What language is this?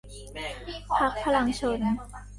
Thai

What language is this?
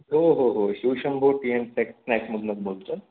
Marathi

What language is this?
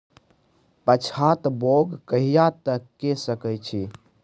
Maithili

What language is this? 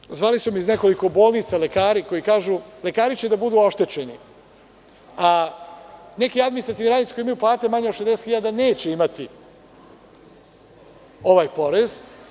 Serbian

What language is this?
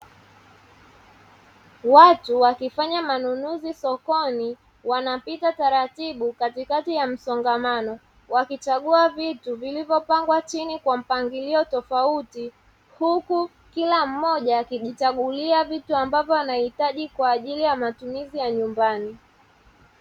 Swahili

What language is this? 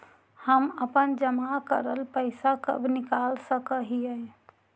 Magahi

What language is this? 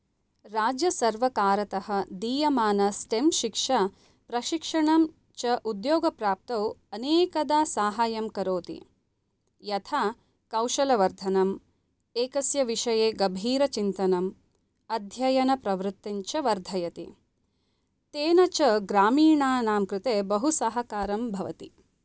Sanskrit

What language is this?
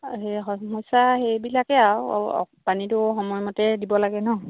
Assamese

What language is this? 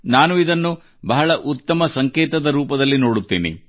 Kannada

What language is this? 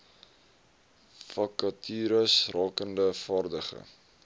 Afrikaans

